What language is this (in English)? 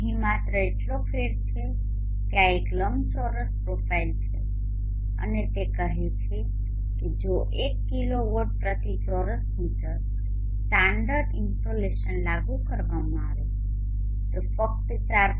Gujarati